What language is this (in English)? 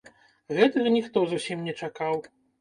Belarusian